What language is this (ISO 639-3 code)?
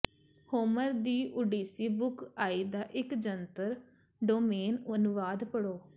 pan